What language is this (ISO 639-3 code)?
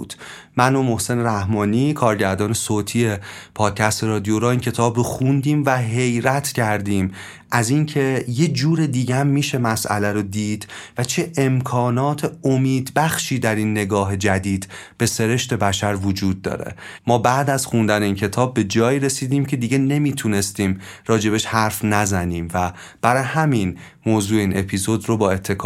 fas